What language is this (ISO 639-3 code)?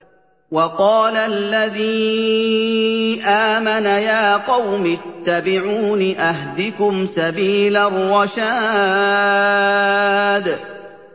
ara